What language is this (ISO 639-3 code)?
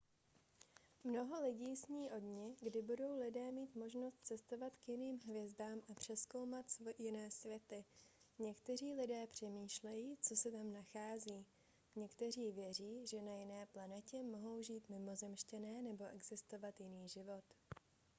ces